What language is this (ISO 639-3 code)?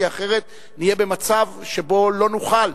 heb